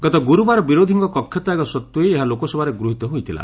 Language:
Odia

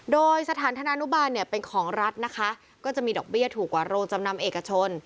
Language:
Thai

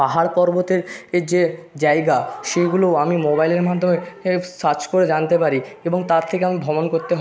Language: Bangla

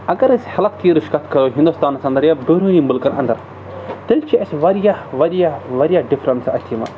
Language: Kashmiri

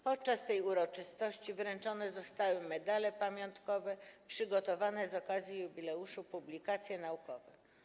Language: Polish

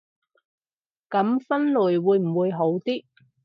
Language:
Cantonese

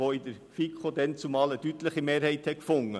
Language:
Swiss German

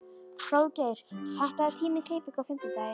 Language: Icelandic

